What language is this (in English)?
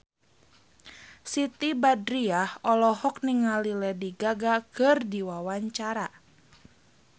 Sundanese